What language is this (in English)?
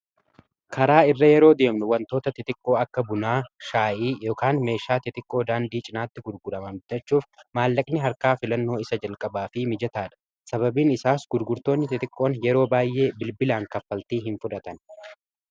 Oromo